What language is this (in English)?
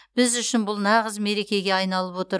Kazakh